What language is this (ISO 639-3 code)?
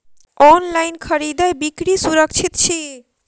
mai